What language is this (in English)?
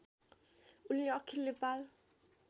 Nepali